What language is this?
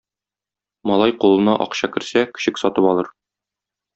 Tatar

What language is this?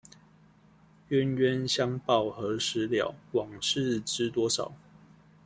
Chinese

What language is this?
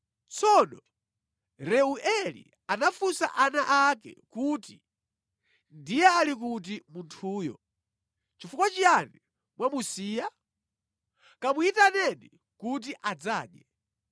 Nyanja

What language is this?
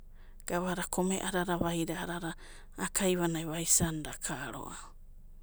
Abadi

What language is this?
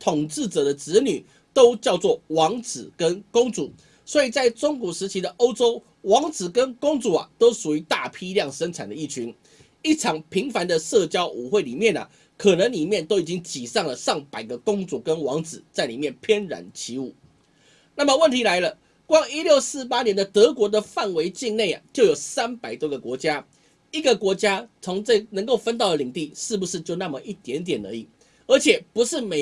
Chinese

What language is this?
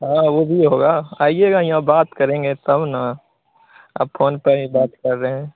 Hindi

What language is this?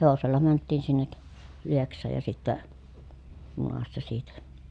Finnish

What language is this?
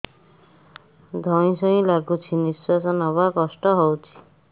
Odia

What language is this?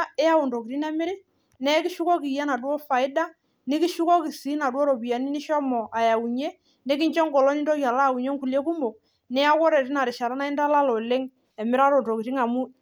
Masai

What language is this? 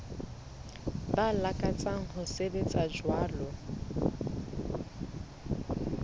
Southern Sotho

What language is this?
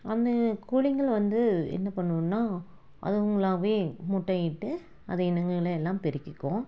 Tamil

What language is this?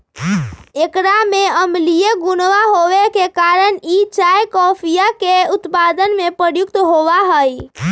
Magahi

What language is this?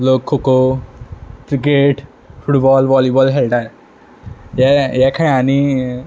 Konkani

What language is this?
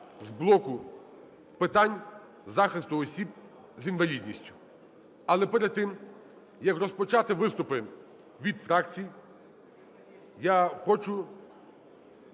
Ukrainian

